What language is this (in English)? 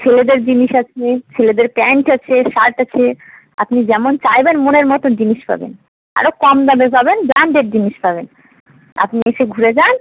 Bangla